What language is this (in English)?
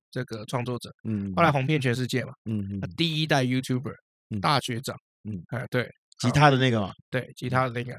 Chinese